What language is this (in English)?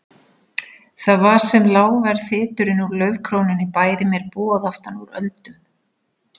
Icelandic